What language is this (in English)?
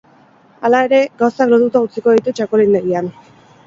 Basque